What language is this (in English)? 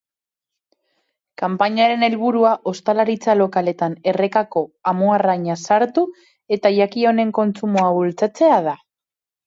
Basque